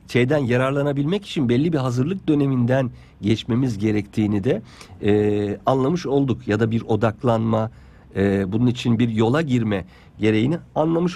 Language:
Turkish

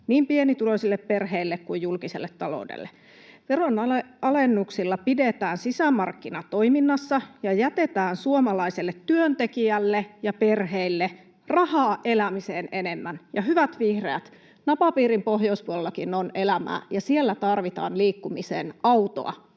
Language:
Finnish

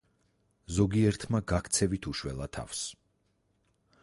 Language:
Georgian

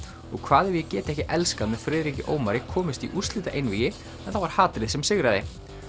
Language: Icelandic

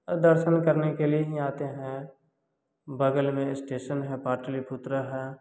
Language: Hindi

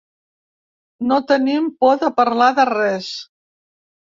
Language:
Catalan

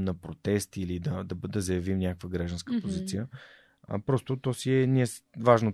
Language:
Bulgarian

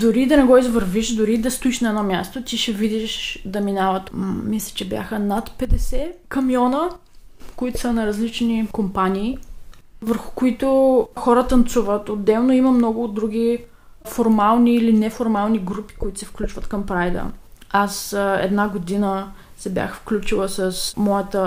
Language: Bulgarian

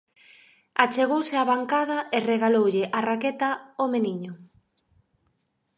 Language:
Galician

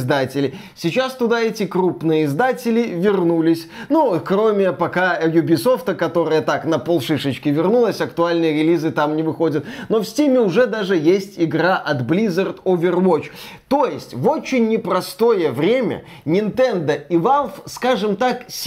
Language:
Russian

